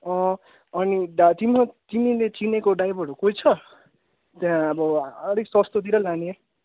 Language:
Nepali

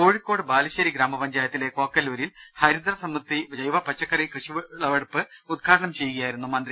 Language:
Malayalam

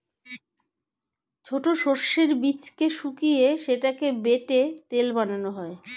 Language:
Bangla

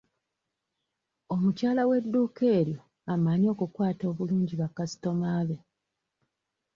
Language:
Ganda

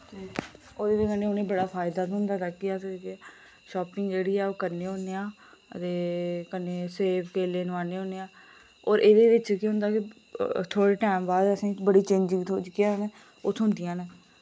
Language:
Dogri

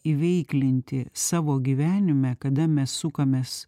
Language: Lithuanian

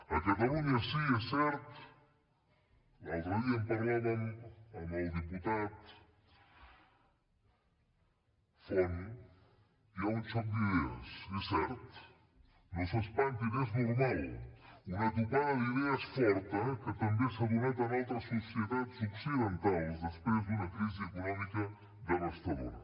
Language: Catalan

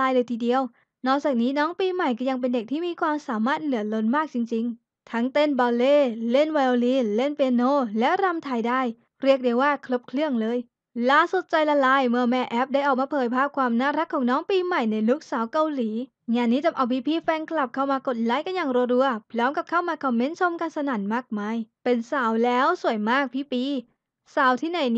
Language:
Thai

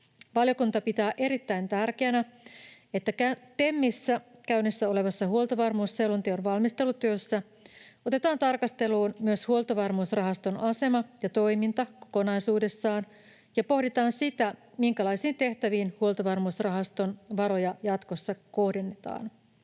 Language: Finnish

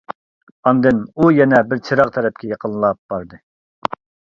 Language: Uyghur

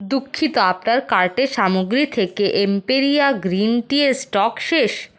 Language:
Bangla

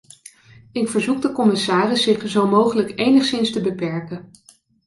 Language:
Dutch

